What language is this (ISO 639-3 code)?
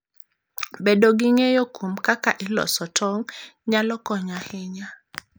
luo